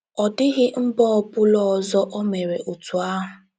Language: Igbo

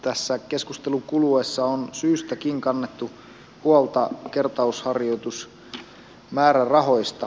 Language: Finnish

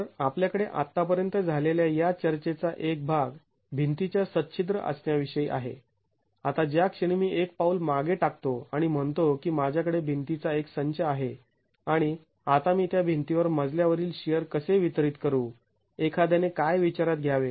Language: Marathi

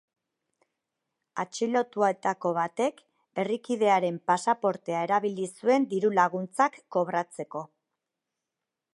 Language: Basque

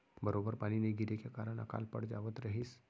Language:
Chhattisgarhi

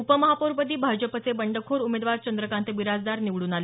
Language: Marathi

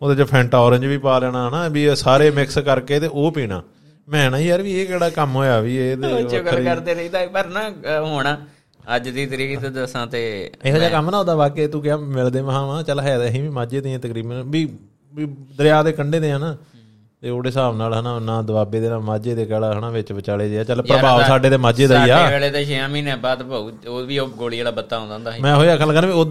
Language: Punjabi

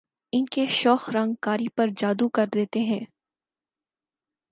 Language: Urdu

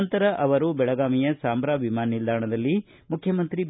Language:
Kannada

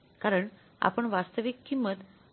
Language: Marathi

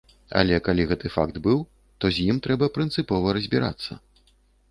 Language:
Belarusian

